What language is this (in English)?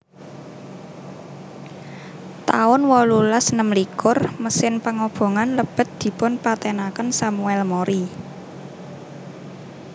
Javanese